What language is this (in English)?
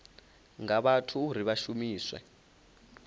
Venda